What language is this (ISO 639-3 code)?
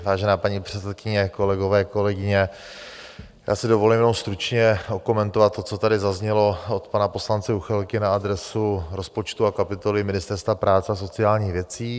ces